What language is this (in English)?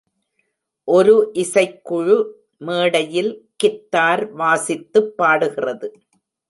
Tamil